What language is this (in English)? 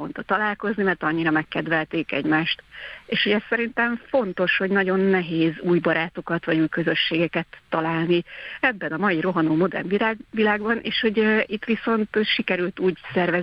Hungarian